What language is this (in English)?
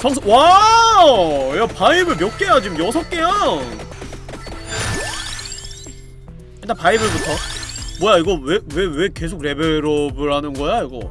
Korean